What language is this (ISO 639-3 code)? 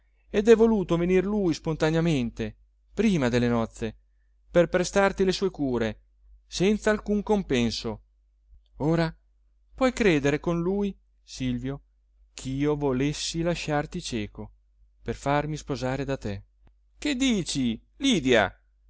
ita